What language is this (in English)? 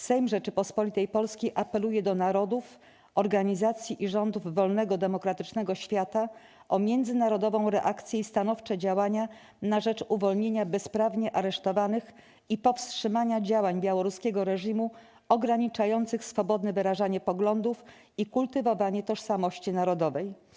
Polish